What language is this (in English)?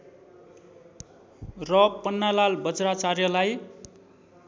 Nepali